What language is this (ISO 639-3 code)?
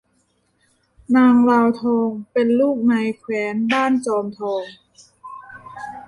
tha